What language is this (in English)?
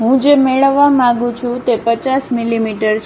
Gujarati